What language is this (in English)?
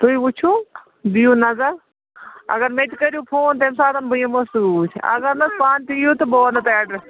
Kashmiri